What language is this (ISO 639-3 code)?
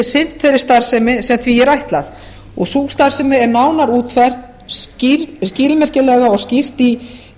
isl